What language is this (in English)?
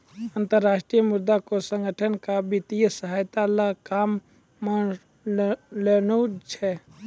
Maithili